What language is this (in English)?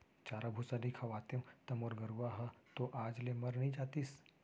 Chhattisgarhi